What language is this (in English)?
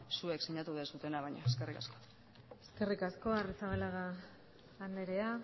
Basque